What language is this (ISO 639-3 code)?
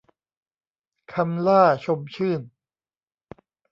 tha